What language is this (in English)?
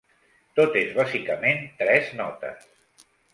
Catalan